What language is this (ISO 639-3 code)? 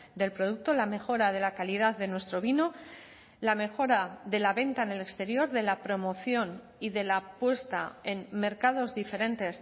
spa